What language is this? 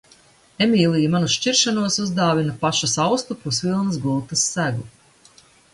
Latvian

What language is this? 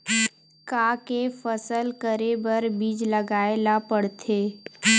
Chhattisgarhi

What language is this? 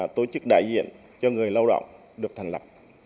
Vietnamese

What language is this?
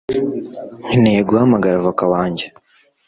Kinyarwanda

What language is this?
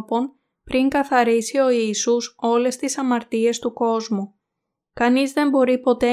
Greek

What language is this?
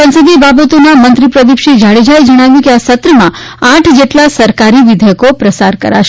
Gujarati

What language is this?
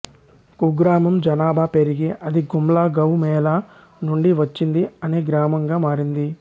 Telugu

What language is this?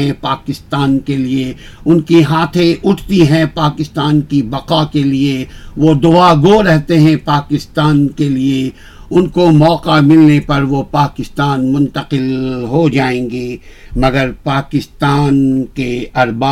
Urdu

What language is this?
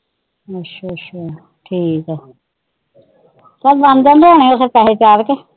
Punjabi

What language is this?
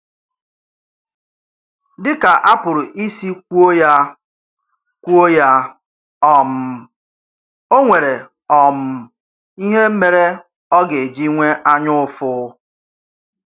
Igbo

